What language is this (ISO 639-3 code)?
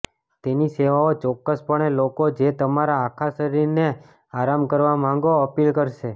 guj